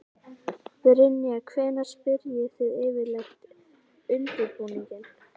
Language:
Icelandic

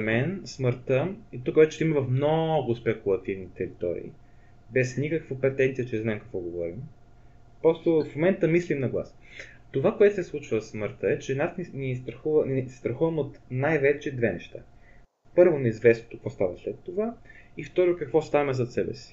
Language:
Bulgarian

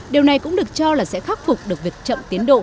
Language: Vietnamese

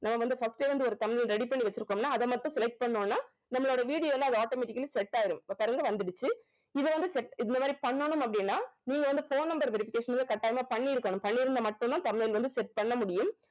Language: Tamil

